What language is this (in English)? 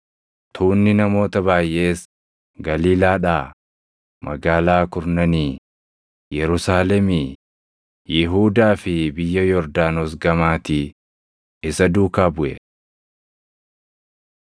Oromo